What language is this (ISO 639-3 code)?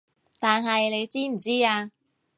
yue